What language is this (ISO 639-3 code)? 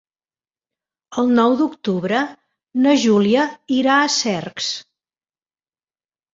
cat